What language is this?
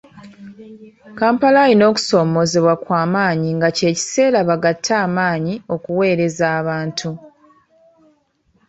Ganda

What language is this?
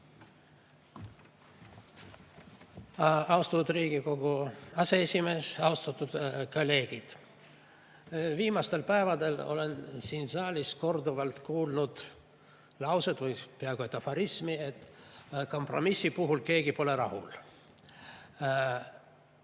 Estonian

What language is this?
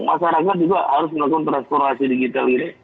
Indonesian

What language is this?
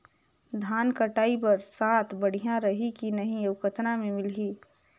Chhattisgarhi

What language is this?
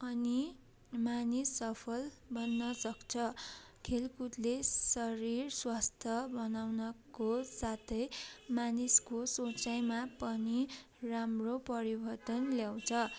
Nepali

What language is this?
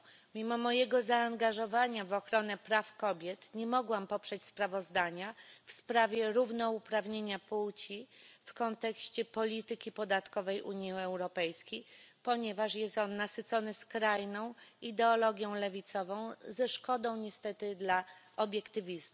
Polish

